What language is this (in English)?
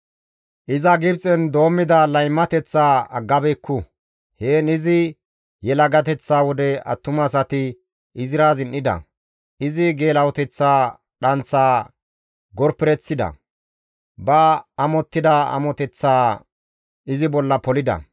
Gamo